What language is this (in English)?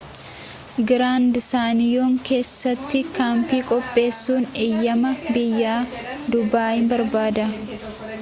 Oromo